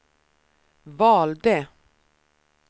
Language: Swedish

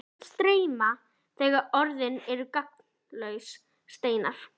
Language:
Icelandic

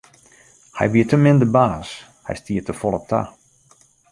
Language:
Western Frisian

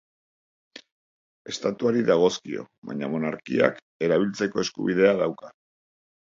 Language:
Basque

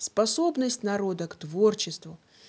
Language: Russian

